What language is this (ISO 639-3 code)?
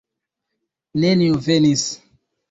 epo